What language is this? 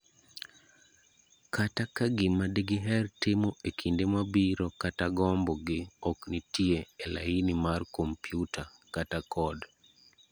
Luo (Kenya and Tanzania)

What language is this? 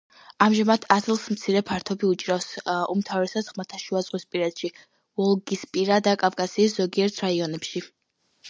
Georgian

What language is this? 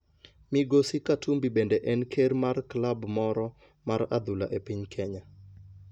Luo (Kenya and Tanzania)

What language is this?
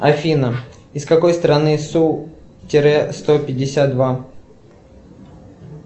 Russian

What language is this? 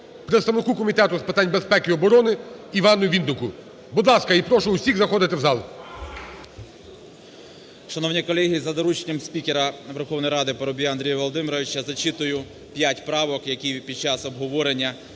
Ukrainian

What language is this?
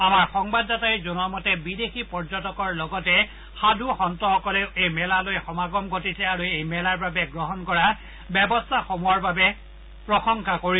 Assamese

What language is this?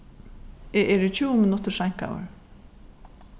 Faroese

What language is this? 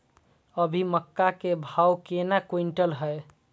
Maithili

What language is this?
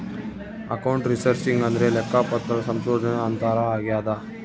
Kannada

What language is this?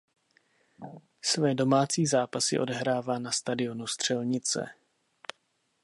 Czech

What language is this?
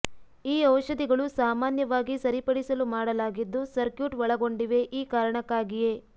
Kannada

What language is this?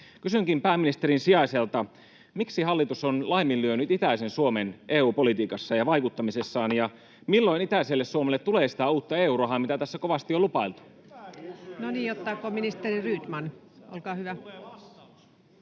Finnish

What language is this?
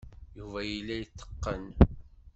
Kabyle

